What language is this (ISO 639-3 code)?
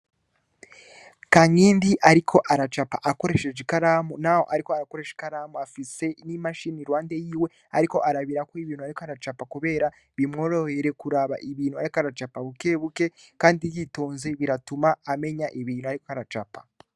run